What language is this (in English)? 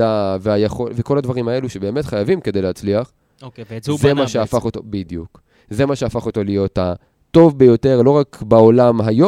Hebrew